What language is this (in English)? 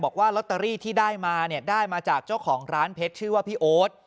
Thai